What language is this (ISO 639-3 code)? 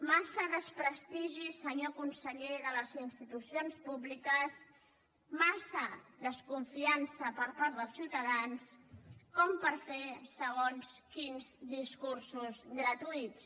cat